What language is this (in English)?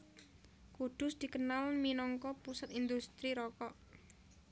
Javanese